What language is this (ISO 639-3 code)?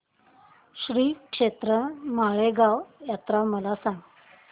mar